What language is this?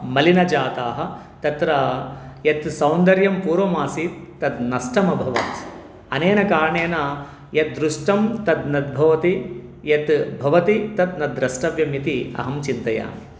Sanskrit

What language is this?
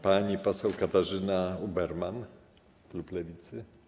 Polish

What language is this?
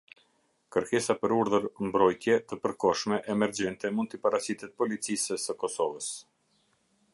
Albanian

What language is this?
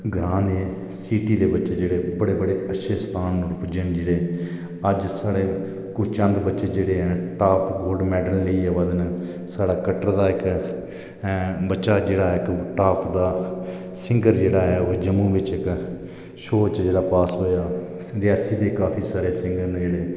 Dogri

